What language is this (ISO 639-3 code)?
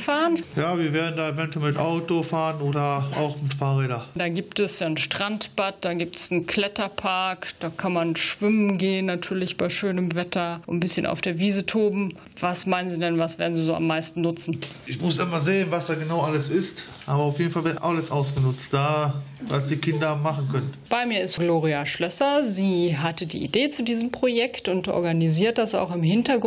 deu